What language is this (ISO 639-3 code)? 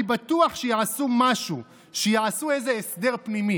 heb